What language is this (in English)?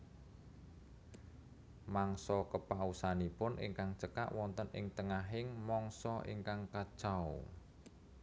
Javanese